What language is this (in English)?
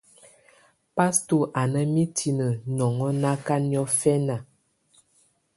Tunen